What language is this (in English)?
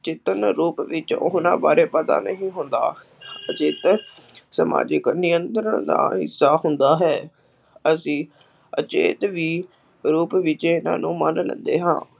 Punjabi